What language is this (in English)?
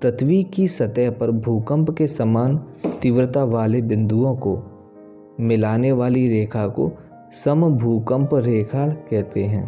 Hindi